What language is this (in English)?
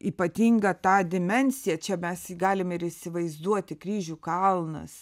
Lithuanian